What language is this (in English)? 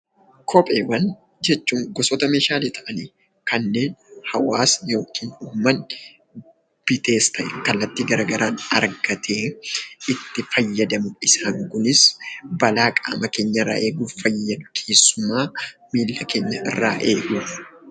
Oromo